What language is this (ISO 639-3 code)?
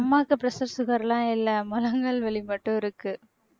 tam